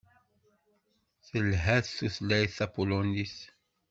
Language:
Kabyle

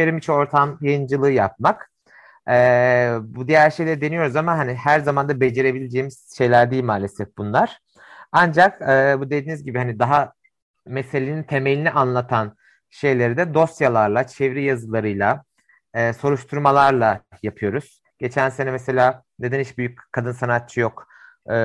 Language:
Turkish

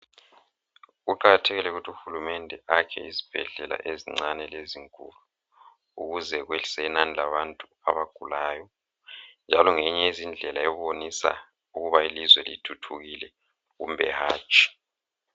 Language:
North Ndebele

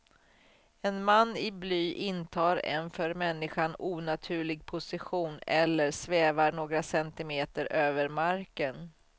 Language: Swedish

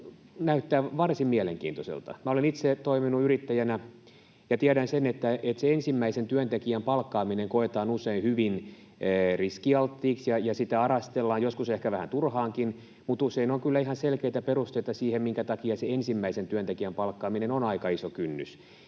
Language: Finnish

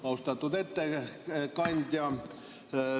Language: Estonian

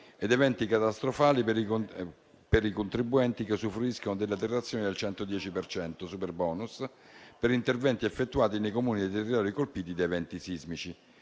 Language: Italian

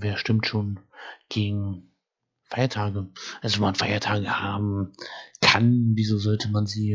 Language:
German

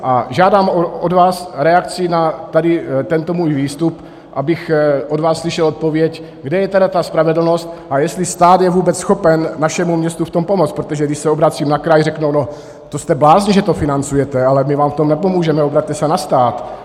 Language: Czech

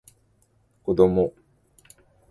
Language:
Japanese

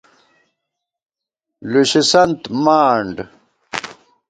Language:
Gawar-Bati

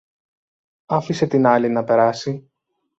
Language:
Greek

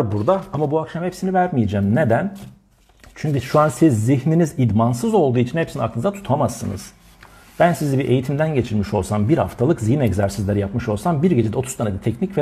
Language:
Turkish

